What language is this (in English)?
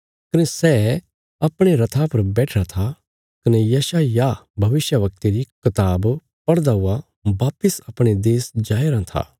Bilaspuri